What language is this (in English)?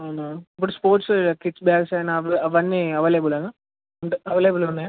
Telugu